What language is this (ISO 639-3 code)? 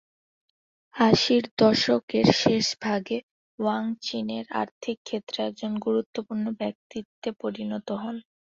ben